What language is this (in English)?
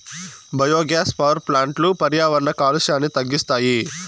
Telugu